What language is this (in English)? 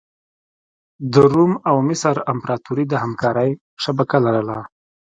Pashto